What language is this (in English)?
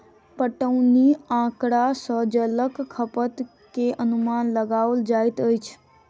Maithili